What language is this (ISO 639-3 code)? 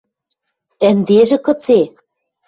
mrj